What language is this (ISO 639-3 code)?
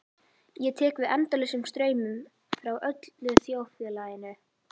isl